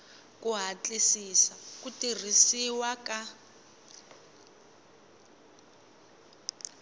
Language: Tsonga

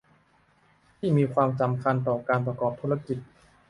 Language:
Thai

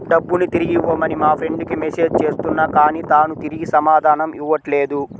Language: Telugu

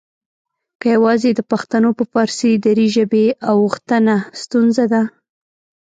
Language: Pashto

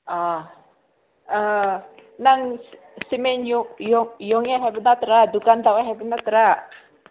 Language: Manipuri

